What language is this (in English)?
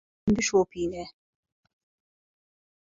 Kurdish